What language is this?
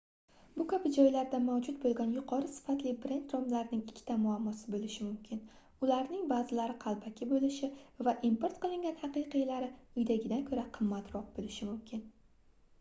Uzbek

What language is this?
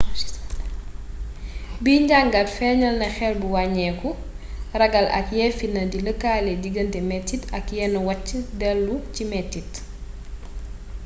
Wolof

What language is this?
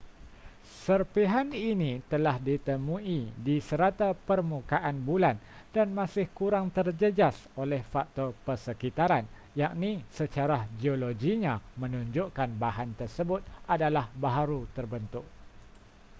Malay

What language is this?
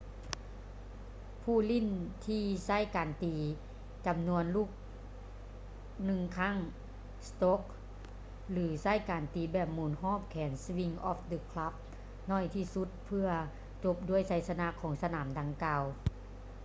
Lao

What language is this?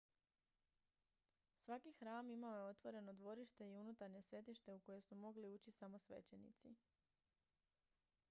Croatian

